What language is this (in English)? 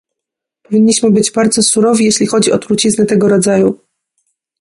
Polish